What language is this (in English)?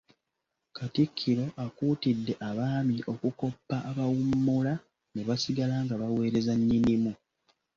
Ganda